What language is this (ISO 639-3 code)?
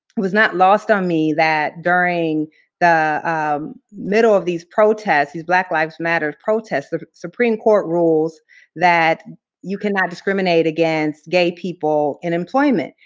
eng